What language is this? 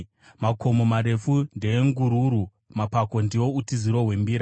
Shona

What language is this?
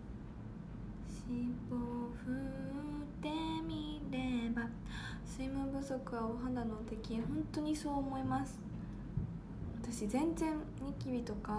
Japanese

